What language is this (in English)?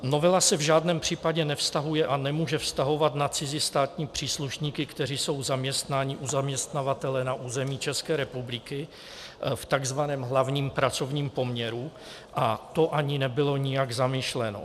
Czech